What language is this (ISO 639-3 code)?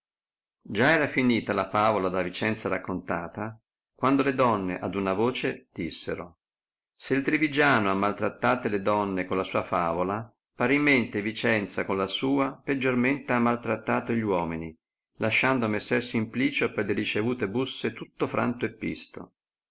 ita